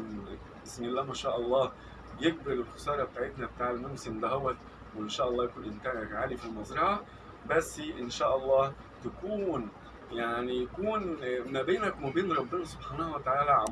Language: Arabic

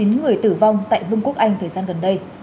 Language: Vietnamese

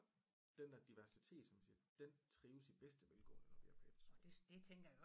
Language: Danish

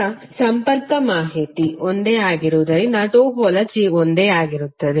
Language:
Kannada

